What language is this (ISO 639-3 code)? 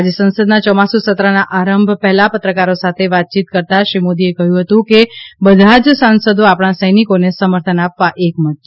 guj